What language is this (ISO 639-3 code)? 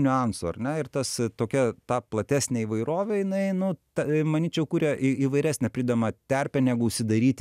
lit